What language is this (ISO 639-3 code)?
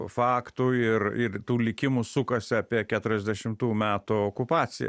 lit